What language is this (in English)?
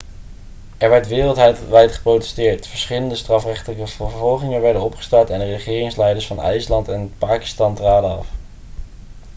Dutch